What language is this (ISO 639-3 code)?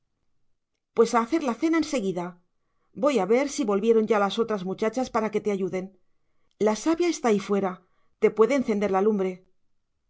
spa